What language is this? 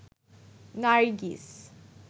Bangla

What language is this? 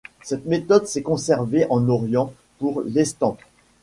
French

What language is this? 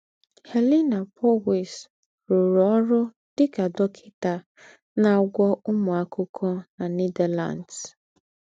Igbo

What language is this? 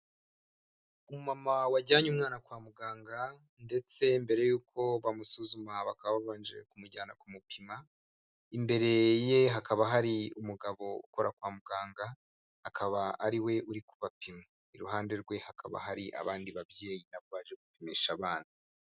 Kinyarwanda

